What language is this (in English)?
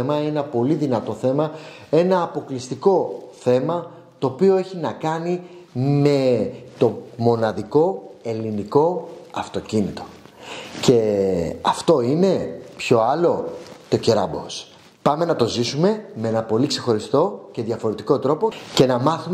Greek